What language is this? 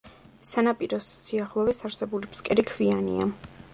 Georgian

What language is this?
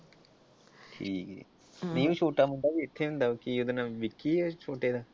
Punjabi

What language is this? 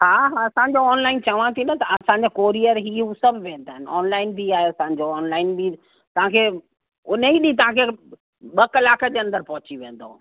Sindhi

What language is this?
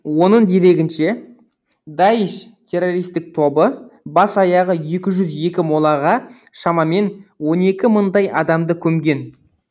Kazakh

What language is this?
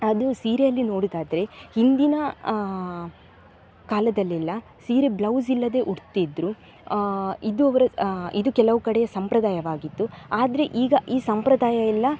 Kannada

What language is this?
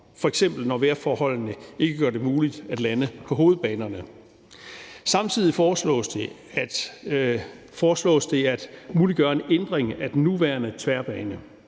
Danish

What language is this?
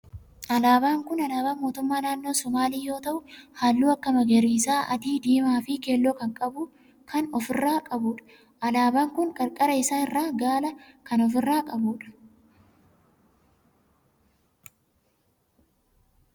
Oromo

